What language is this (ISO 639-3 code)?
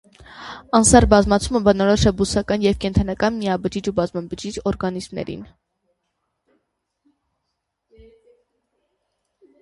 hye